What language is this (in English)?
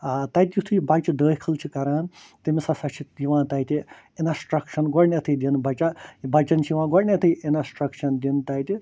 Kashmiri